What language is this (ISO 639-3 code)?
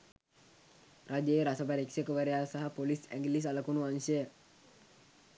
sin